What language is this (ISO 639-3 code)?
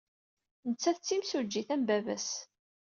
kab